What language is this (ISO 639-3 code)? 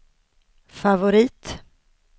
swe